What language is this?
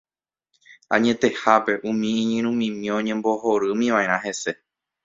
Guarani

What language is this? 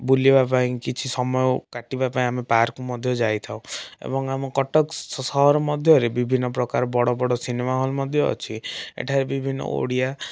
Odia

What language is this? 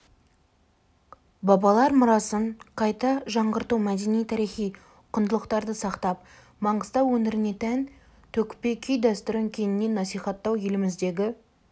Kazakh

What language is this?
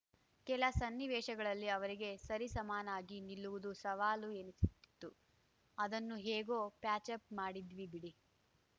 Kannada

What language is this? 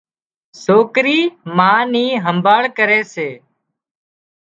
Wadiyara Koli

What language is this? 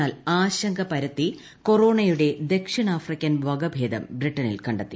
Malayalam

